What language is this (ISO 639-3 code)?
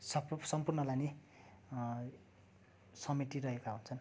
nep